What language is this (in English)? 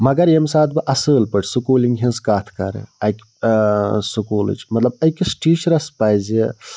Kashmiri